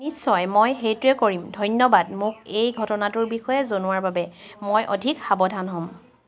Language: Assamese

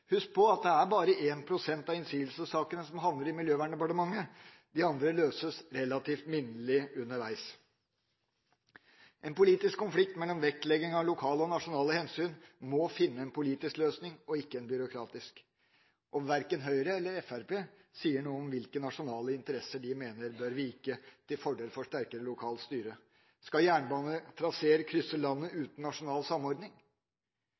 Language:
Norwegian Bokmål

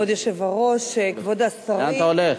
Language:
Hebrew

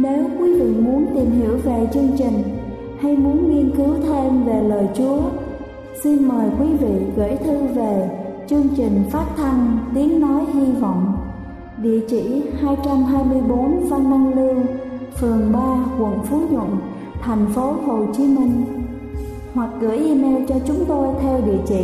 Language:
Vietnamese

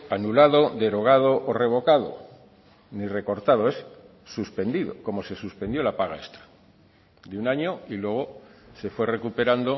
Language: Spanish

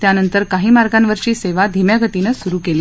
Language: Marathi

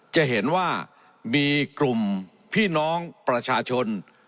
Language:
Thai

